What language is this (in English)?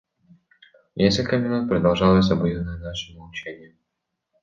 Russian